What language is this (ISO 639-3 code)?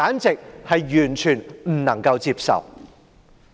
yue